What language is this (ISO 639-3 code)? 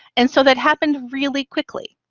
eng